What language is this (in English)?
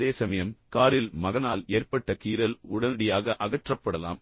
Tamil